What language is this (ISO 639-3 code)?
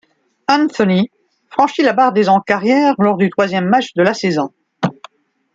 fra